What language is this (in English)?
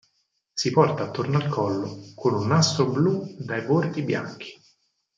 Italian